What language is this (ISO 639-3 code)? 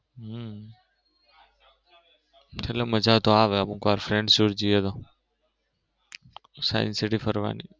guj